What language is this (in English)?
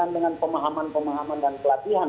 Indonesian